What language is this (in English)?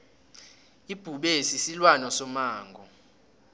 South Ndebele